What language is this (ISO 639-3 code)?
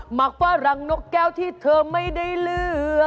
tha